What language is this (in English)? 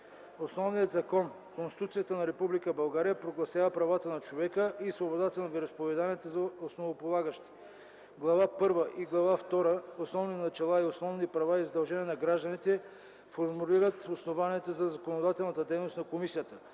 Bulgarian